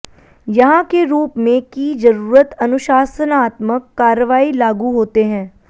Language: Hindi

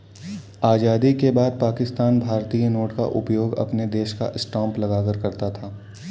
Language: Hindi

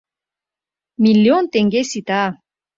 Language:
Mari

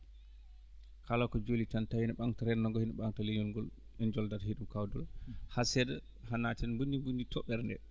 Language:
Fula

